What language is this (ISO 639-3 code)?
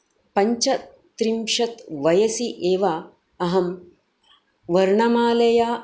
san